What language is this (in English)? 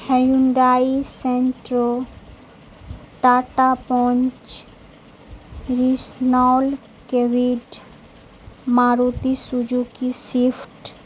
Urdu